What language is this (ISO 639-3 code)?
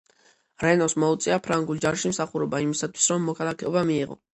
kat